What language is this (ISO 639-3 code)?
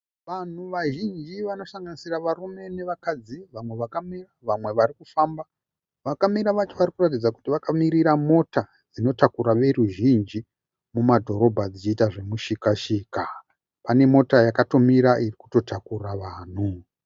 sna